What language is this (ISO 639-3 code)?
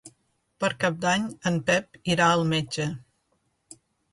cat